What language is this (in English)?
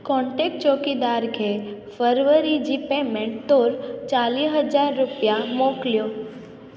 Sindhi